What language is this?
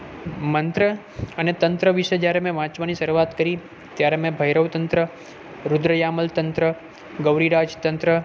Gujarati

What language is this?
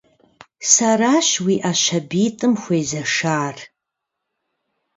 Kabardian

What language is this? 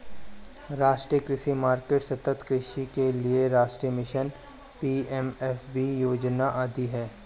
Hindi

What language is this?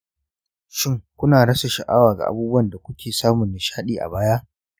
Hausa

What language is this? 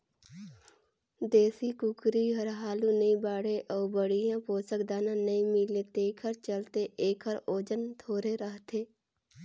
Chhattisgarhi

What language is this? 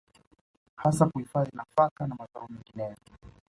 Swahili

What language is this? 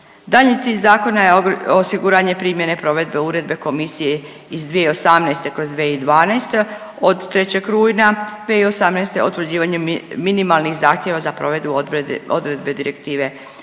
Croatian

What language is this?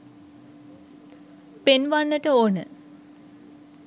Sinhala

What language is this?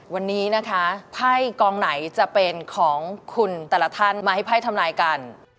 Thai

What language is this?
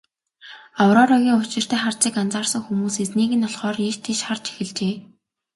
Mongolian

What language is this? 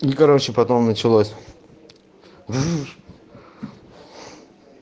Russian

